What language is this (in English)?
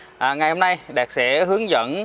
Vietnamese